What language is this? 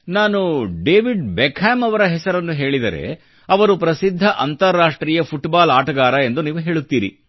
Kannada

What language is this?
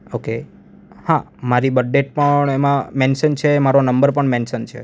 Gujarati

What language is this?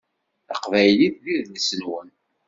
Kabyle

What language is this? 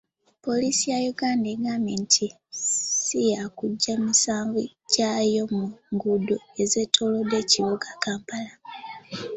Ganda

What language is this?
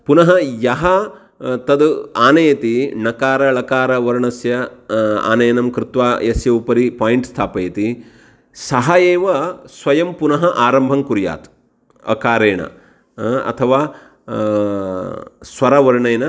Sanskrit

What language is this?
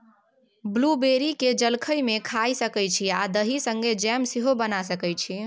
Maithili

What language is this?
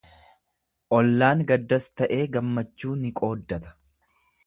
Oromo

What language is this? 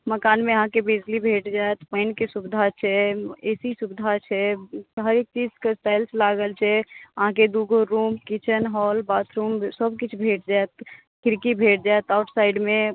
Maithili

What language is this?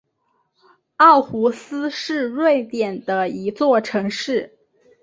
Chinese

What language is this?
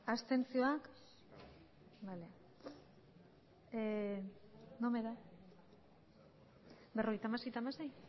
Basque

